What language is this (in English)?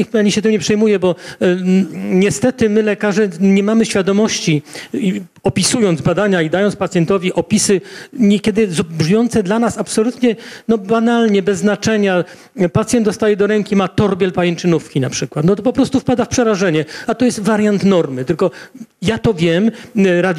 Polish